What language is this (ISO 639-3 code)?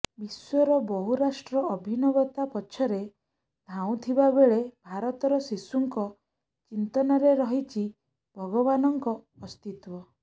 ori